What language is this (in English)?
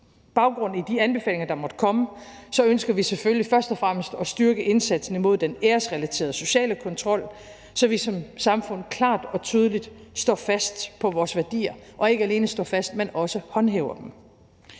Danish